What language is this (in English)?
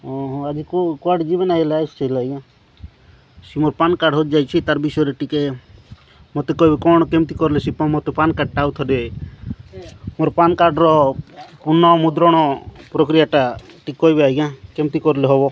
Odia